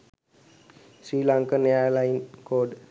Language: Sinhala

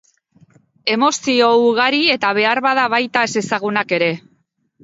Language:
Basque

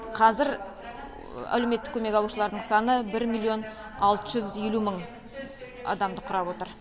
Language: Kazakh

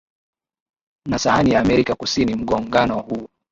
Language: Swahili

